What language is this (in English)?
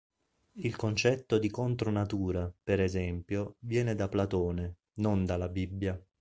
Italian